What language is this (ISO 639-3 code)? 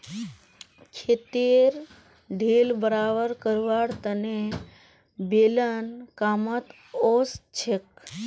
mag